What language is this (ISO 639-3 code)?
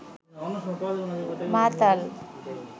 ben